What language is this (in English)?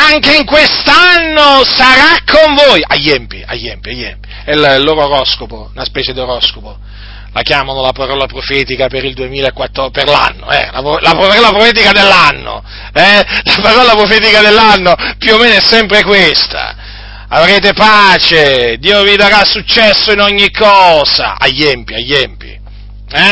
Italian